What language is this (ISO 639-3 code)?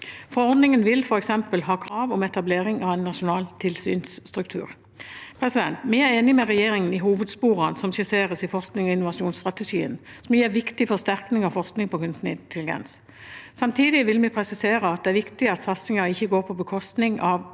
nor